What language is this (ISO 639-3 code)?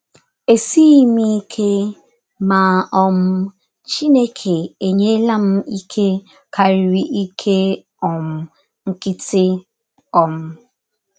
ibo